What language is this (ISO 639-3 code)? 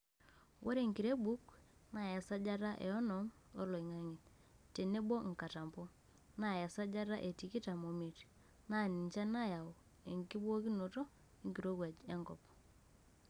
mas